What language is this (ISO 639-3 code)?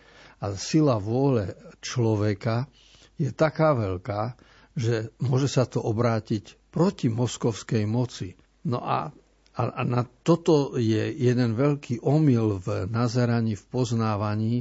slk